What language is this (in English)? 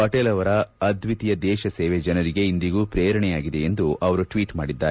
Kannada